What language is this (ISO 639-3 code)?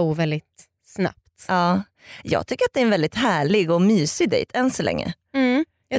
swe